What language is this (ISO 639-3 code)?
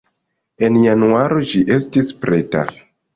epo